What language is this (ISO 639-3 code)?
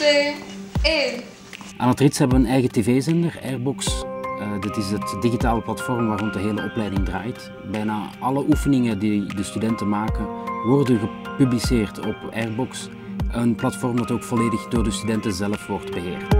nld